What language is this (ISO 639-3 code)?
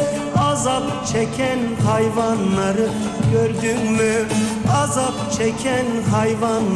tur